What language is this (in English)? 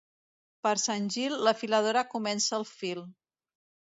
Catalan